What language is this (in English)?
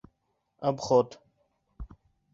Bashkir